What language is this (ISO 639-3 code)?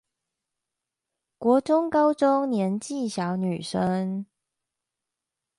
zho